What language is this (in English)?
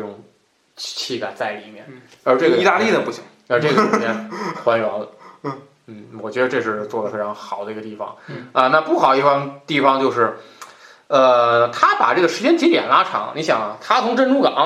Chinese